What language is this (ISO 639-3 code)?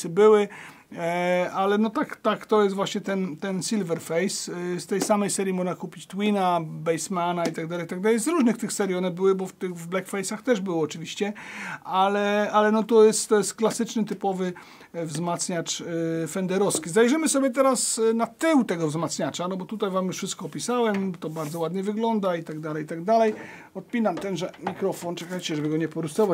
pol